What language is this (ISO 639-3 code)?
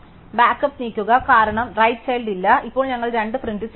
mal